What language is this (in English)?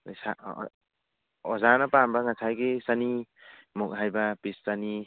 Manipuri